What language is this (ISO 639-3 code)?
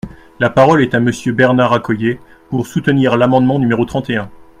fra